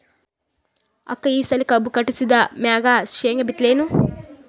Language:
Kannada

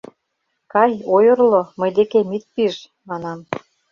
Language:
Mari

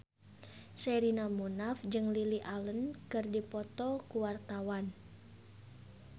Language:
Sundanese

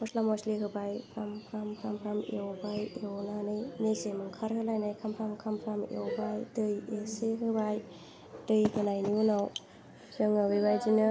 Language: Bodo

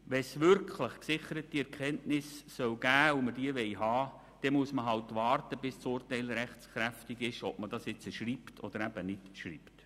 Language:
Swiss German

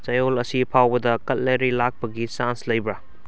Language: Manipuri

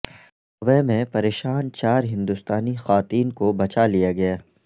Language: Urdu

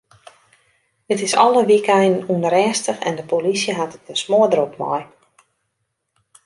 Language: Western Frisian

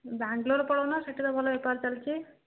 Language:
Odia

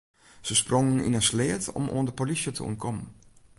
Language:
Western Frisian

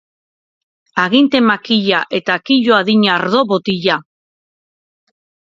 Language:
Basque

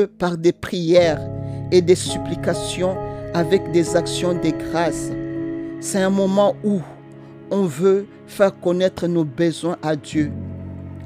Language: French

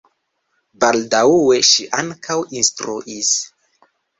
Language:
Esperanto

